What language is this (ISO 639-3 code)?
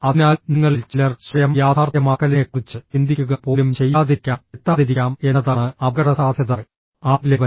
mal